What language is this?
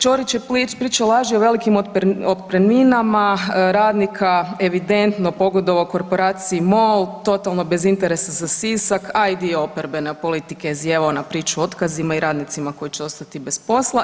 Croatian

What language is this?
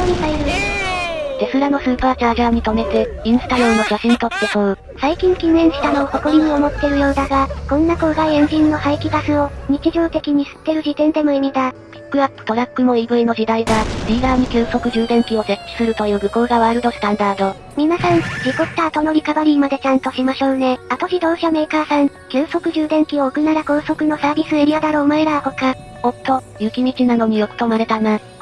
Japanese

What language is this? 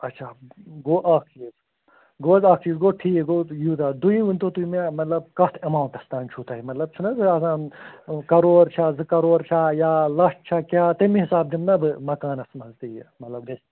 Kashmiri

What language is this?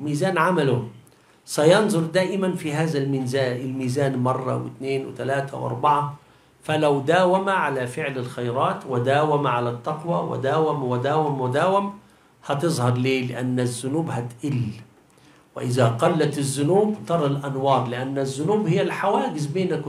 Arabic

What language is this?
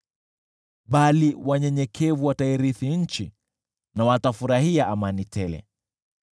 Swahili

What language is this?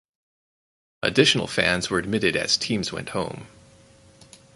English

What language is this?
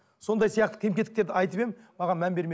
Kazakh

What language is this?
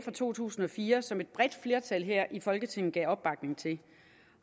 Danish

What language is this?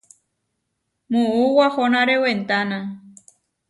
Huarijio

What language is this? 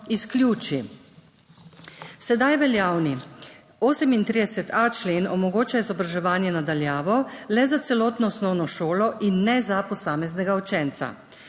Slovenian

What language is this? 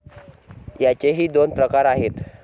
Marathi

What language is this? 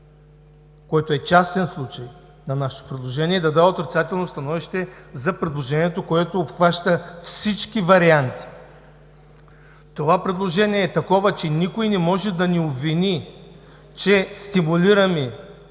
Bulgarian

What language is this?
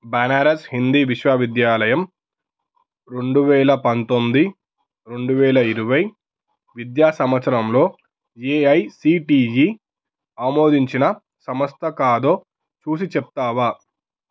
Telugu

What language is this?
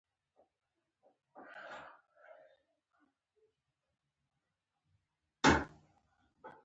Pashto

